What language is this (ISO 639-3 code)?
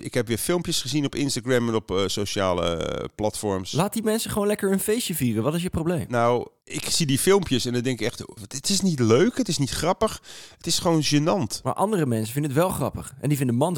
nld